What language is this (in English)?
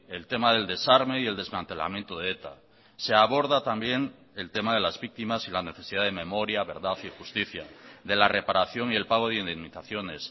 Spanish